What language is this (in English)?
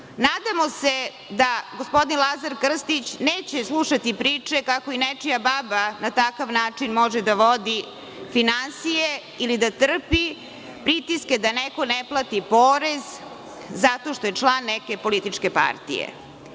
Serbian